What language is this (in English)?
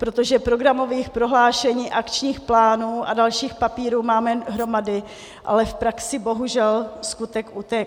Czech